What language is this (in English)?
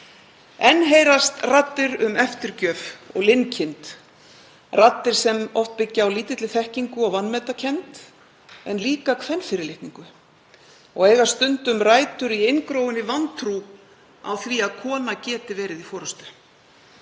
Icelandic